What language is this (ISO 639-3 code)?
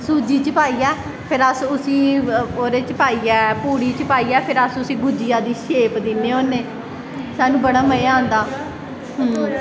doi